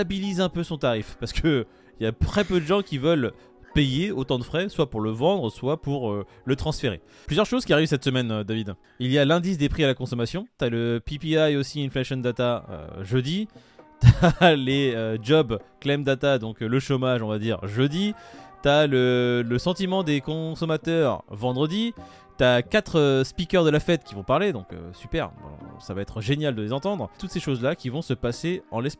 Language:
French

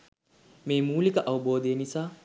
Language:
Sinhala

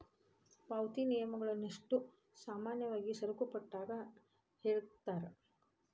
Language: Kannada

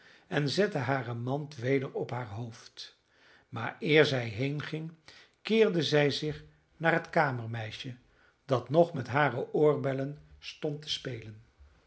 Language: Dutch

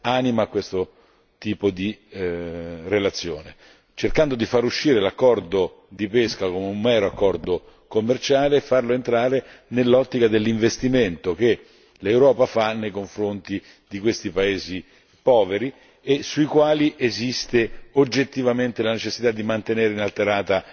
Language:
Italian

